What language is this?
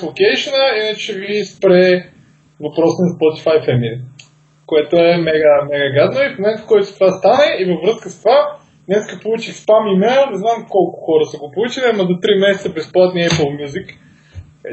Bulgarian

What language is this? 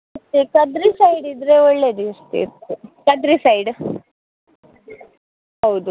Kannada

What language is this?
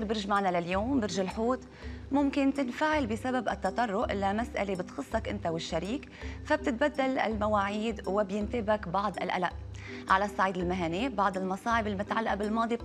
Arabic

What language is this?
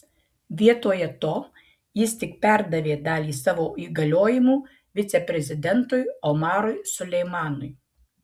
Lithuanian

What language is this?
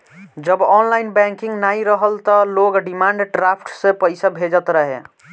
Bhojpuri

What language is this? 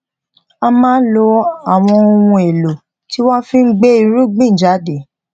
Yoruba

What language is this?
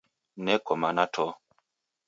Taita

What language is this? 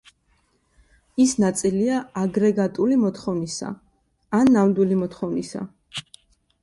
Georgian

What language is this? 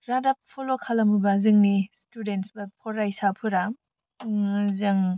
Bodo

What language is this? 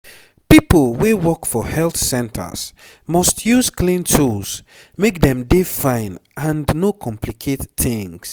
Nigerian Pidgin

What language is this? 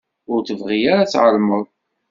Kabyle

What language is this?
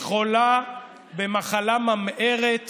Hebrew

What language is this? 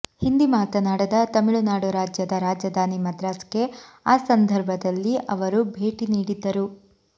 Kannada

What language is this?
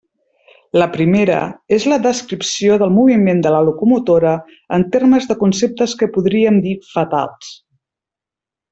Catalan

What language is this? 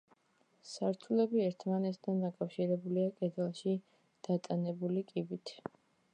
Georgian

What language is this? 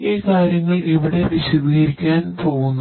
Malayalam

